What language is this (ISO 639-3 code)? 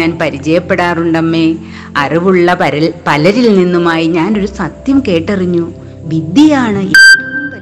mal